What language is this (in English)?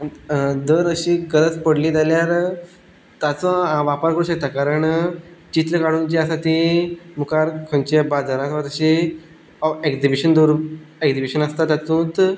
Konkani